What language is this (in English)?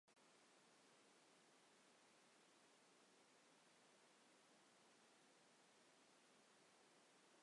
Kurdish